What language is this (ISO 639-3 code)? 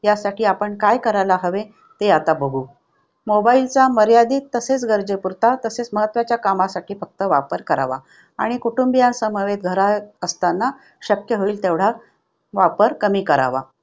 mar